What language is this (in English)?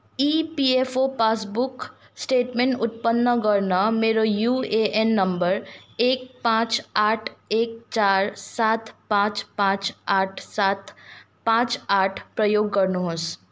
Nepali